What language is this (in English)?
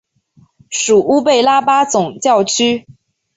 Chinese